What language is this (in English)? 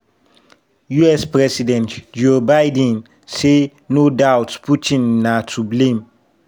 Nigerian Pidgin